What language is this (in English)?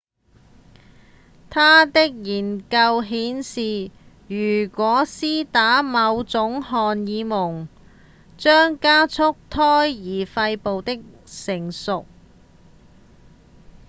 Cantonese